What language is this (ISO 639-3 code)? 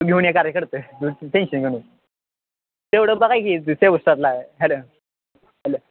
mar